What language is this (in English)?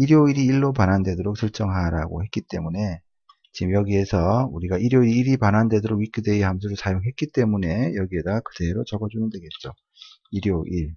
Korean